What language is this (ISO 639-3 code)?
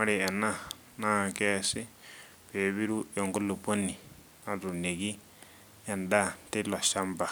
mas